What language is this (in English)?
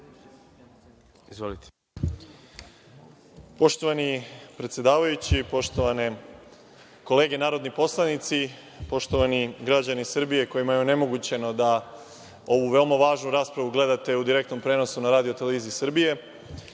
Serbian